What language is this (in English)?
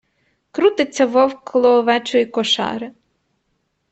Ukrainian